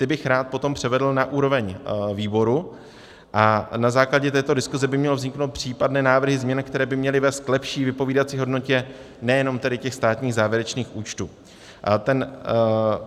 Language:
Czech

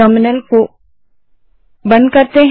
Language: Hindi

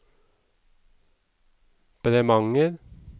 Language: Norwegian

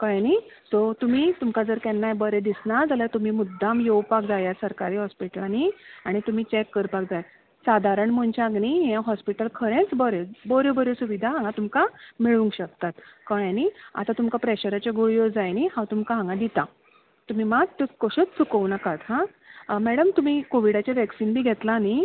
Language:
Konkani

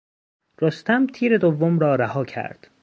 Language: Persian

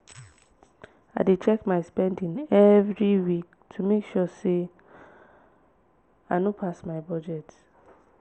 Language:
Nigerian Pidgin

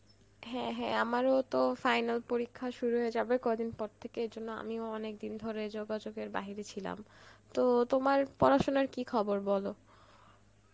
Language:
Bangla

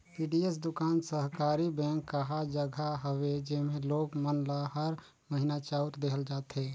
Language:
Chhattisgarhi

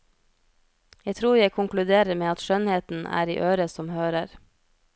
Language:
Norwegian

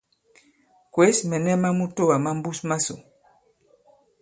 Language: Bankon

